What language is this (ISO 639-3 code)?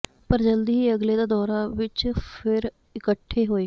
pan